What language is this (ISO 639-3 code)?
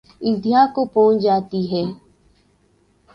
urd